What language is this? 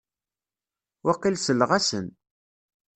Kabyle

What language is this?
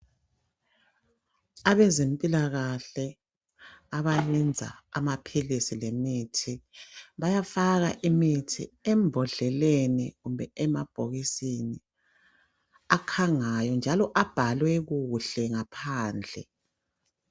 North Ndebele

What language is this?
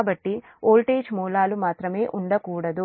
Telugu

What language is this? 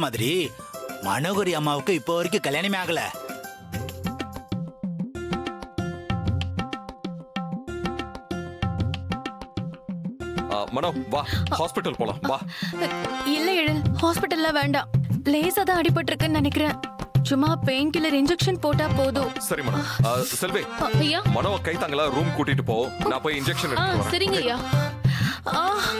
Tamil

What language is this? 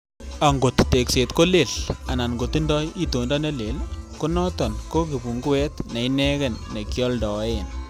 Kalenjin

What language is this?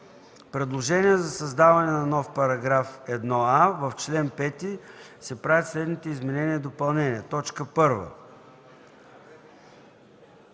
Bulgarian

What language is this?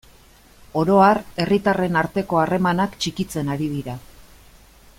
Basque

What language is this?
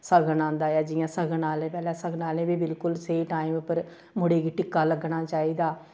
Dogri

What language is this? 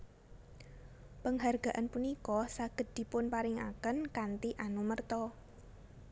Javanese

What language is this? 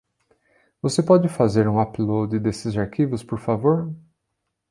Portuguese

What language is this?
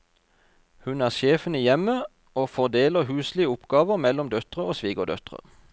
Norwegian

